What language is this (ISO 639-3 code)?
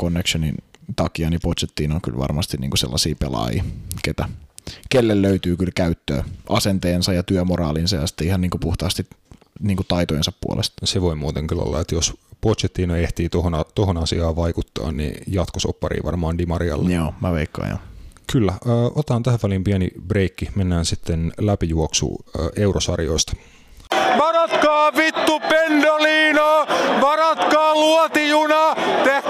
fin